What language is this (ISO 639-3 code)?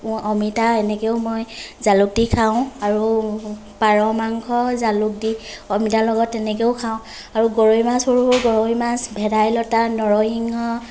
asm